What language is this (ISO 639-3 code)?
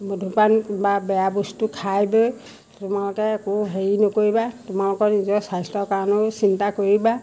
asm